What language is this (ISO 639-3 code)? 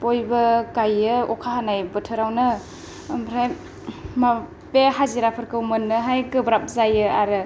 brx